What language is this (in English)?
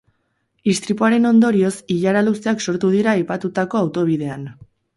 Basque